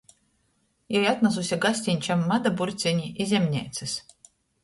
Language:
Latgalian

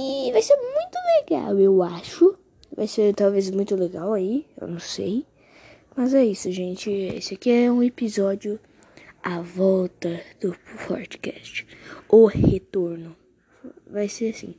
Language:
Portuguese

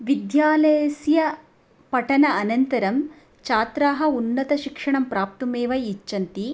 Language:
Sanskrit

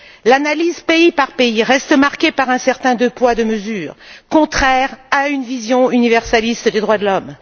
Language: French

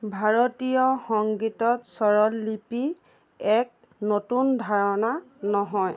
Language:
Assamese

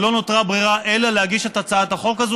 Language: Hebrew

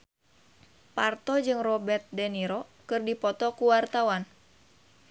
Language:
Sundanese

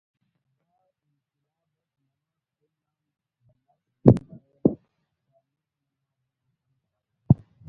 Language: Brahui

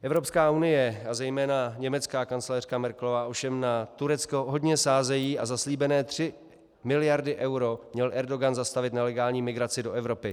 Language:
Czech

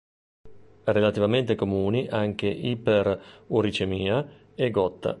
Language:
Italian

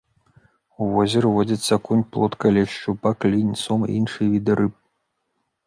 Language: Belarusian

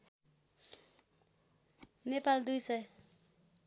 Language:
Nepali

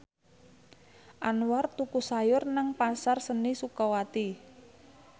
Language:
Javanese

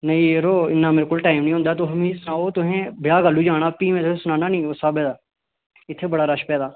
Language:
Dogri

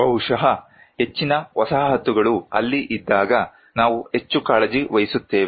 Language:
Kannada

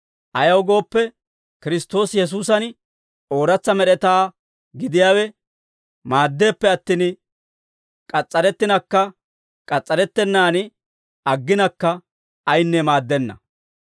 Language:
Dawro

